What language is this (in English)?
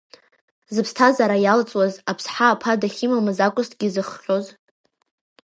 Abkhazian